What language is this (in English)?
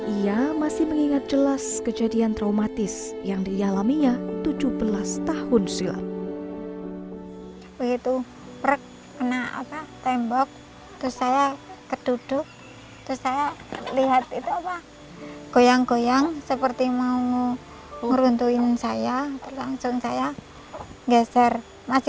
Indonesian